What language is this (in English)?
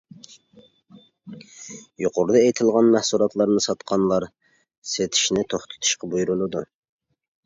Uyghur